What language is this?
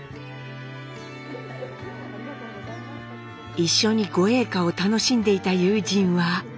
Japanese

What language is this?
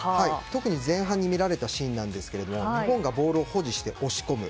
Japanese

